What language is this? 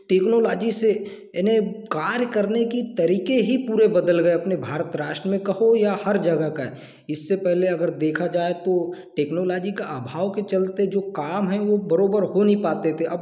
Hindi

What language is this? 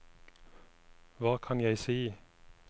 Norwegian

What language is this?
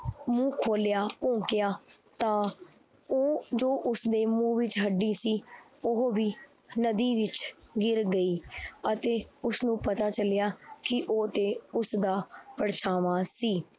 Punjabi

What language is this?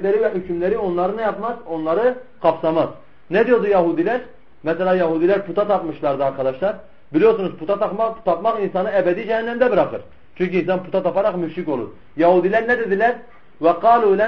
Turkish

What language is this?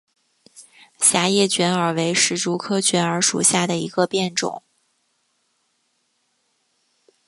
Chinese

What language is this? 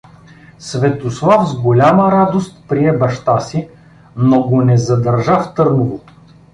Bulgarian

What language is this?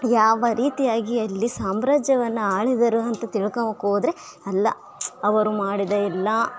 Kannada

